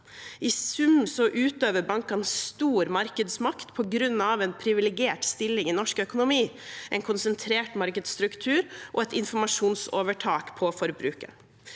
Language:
Norwegian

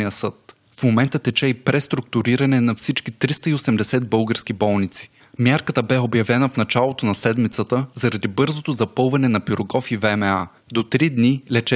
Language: Bulgarian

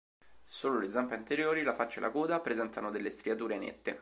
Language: Italian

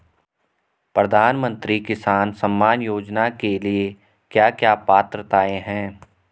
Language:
Hindi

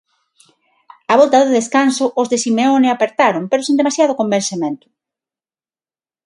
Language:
Galician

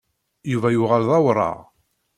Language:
Kabyle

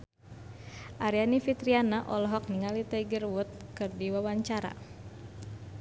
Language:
Sundanese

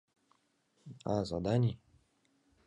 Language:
Mari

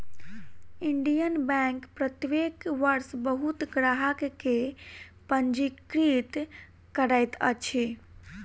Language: Maithili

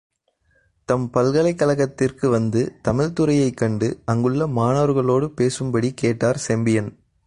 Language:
Tamil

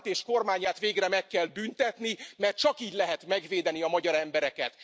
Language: Hungarian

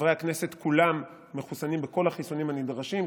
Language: Hebrew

